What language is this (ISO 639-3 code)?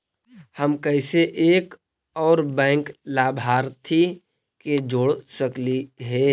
mag